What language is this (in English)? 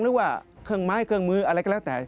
Thai